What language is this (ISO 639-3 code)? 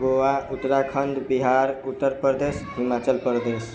mai